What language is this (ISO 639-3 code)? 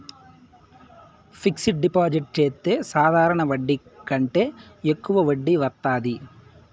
tel